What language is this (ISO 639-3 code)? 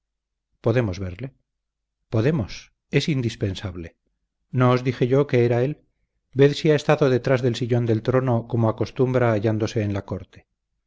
spa